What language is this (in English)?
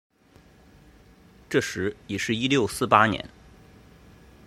Chinese